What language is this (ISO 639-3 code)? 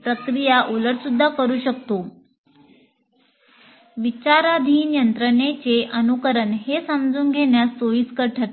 mar